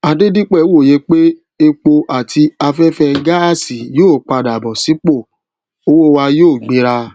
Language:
Yoruba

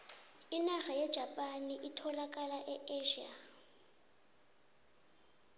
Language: South Ndebele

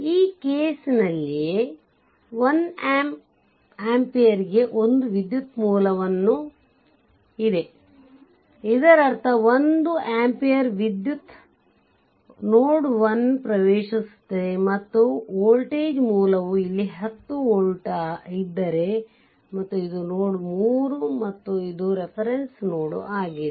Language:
Kannada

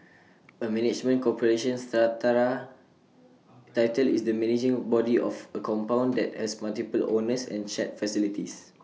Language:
English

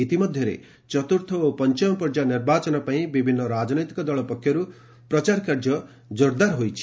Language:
Odia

